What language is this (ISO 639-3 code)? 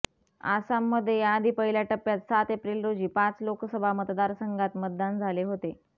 mar